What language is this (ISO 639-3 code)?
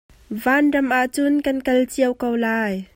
cnh